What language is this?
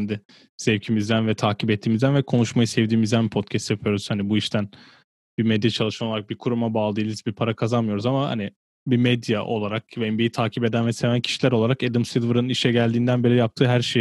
Turkish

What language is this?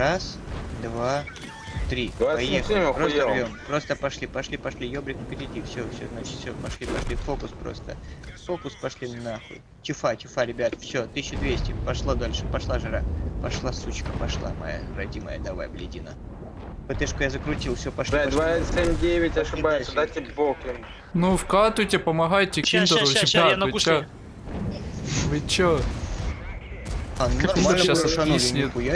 Russian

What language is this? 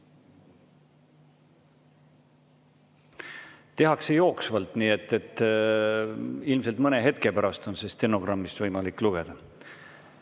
Estonian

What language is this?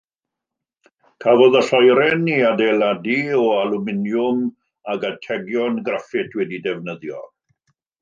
Welsh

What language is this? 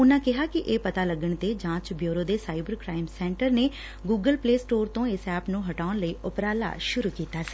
Punjabi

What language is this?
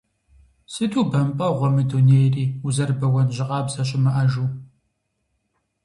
Kabardian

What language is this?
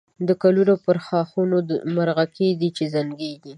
Pashto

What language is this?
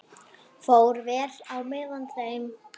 Icelandic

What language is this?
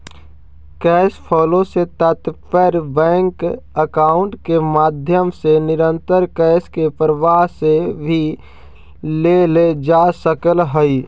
Magahi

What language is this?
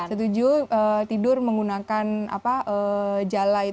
Indonesian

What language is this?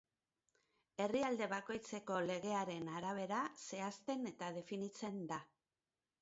Basque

